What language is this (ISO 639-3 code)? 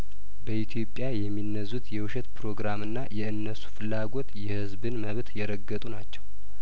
amh